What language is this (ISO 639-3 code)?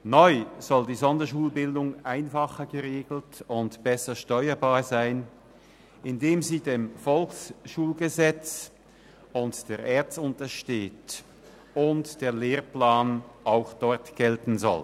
gsw